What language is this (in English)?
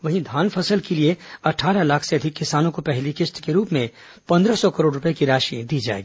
Hindi